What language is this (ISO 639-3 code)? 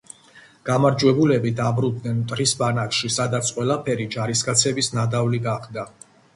kat